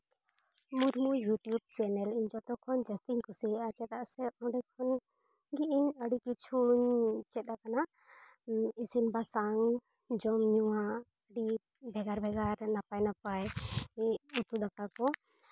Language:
Santali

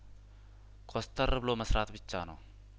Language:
Amharic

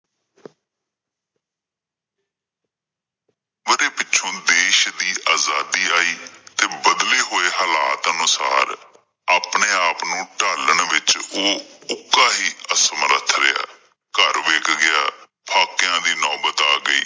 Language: Punjabi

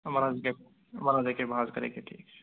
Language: Kashmiri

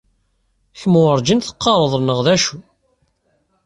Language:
Kabyle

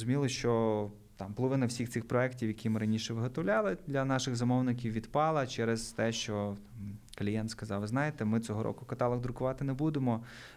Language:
Ukrainian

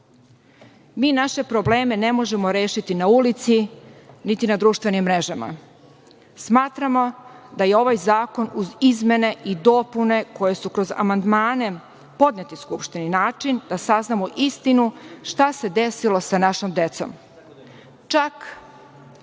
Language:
Serbian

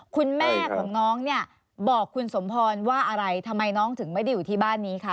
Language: Thai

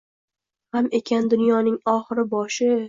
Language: Uzbek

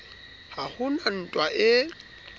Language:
Southern Sotho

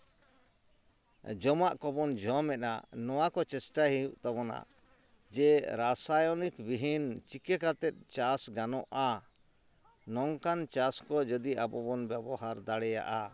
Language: Santali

